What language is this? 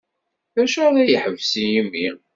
Kabyle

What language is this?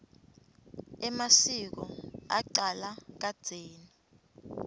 Swati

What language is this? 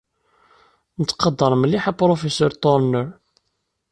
Kabyle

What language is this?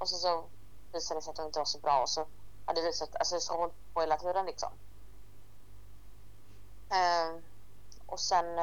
Swedish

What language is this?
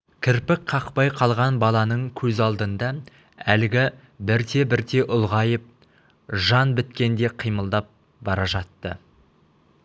Kazakh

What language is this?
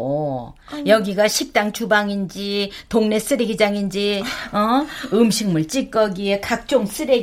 Korean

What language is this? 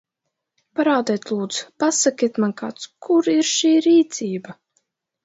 Latvian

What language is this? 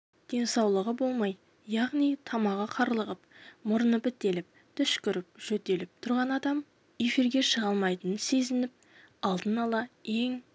Kazakh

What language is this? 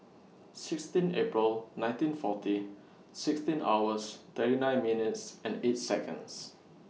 English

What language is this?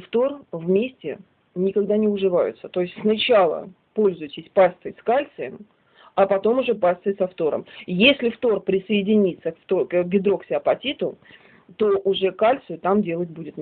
Russian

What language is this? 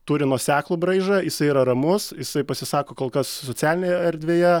Lithuanian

